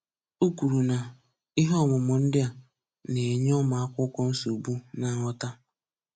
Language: Igbo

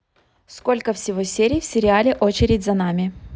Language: Russian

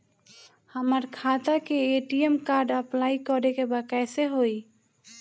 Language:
Bhojpuri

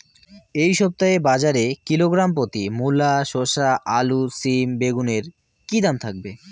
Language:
Bangla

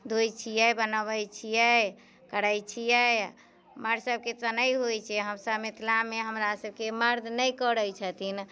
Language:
Maithili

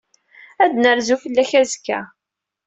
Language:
Kabyle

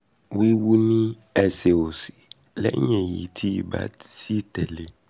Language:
Yoruba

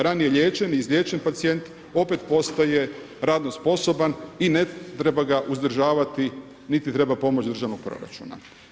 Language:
Croatian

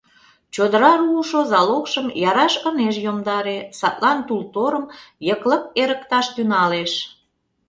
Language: Mari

